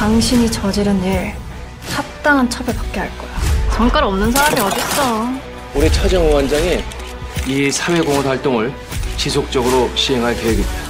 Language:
Korean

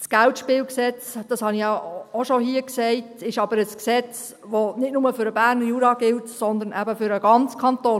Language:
Swiss German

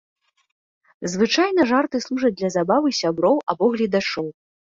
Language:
Belarusian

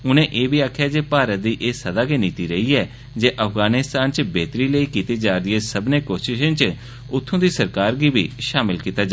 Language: Dogri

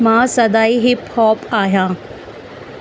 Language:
Sindhi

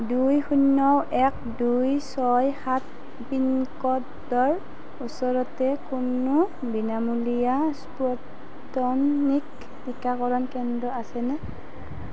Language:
Assamese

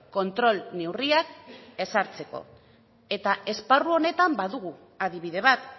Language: Basque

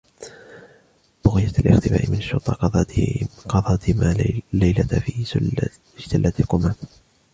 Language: Arabic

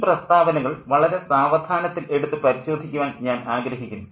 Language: Malayalam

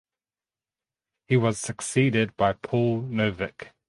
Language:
English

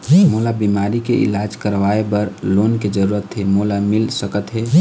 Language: Chhattisgarhi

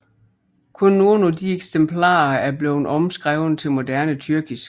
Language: Danish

